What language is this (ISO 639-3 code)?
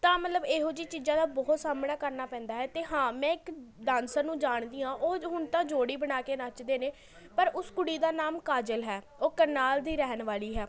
pan